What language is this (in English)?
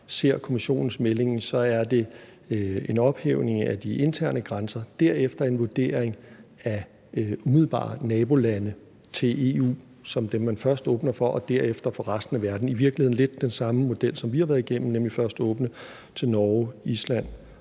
Danish